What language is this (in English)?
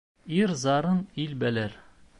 Bashkir